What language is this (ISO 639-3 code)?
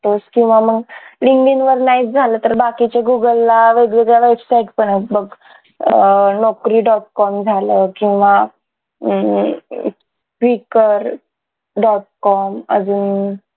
mar